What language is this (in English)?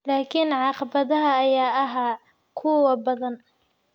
Somali